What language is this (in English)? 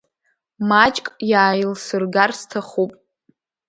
Abkhazian